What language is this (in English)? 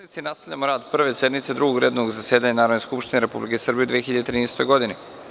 Serbian